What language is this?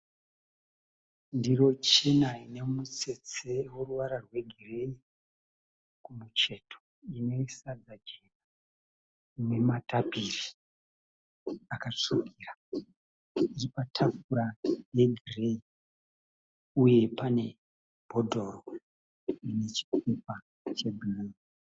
Shona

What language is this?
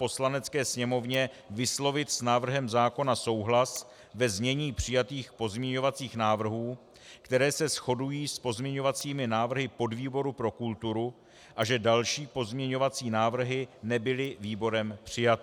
Czech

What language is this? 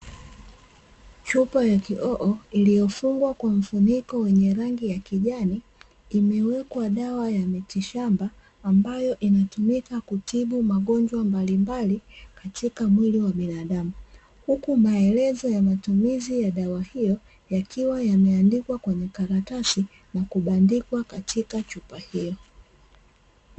Swahili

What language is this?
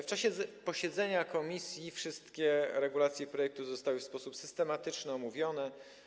Polish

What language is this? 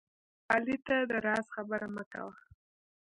Pashto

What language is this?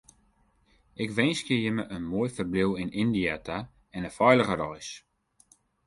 Western Frisian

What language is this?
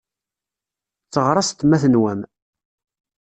Kabyle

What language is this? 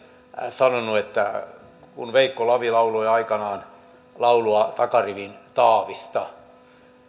Finnish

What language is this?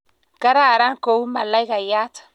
Kalenjin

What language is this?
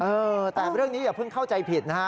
Thai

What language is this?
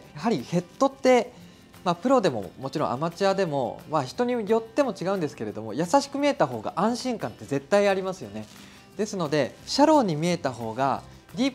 Japanese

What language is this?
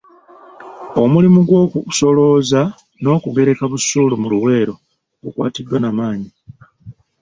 Ganda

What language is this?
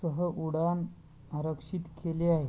Marathi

